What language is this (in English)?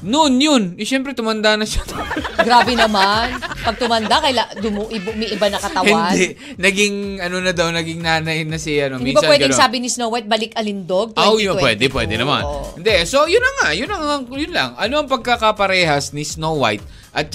Filipino